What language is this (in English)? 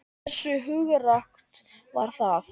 Icelandic